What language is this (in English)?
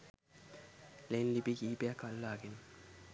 Sinhala